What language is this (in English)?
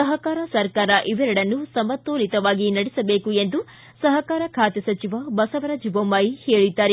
Kannada